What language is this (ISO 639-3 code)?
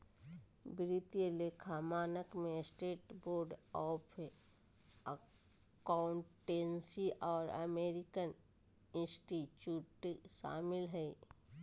mag